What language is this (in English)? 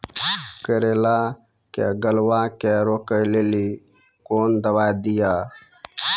Maithili